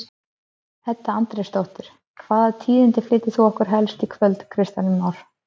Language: Icelandic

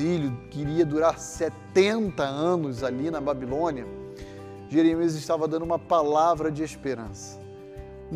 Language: Portuguese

